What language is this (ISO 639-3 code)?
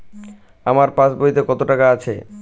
ben